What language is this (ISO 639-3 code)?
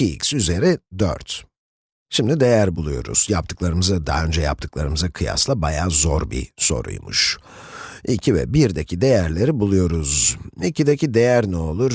tur